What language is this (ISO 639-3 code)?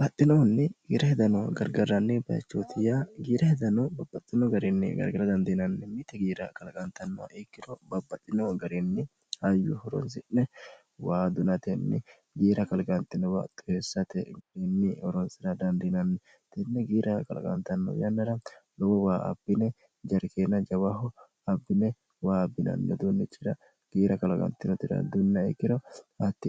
sid